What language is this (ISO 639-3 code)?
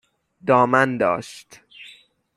fas